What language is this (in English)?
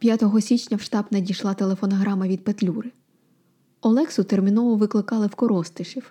Ukrainian